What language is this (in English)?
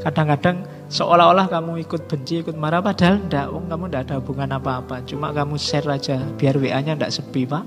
Indonesian